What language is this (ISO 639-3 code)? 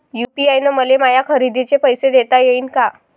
mar